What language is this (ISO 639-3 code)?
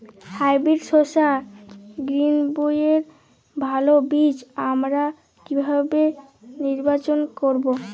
ben